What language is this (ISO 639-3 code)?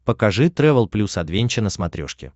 rus